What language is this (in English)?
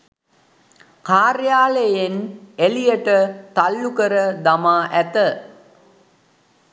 Sinhala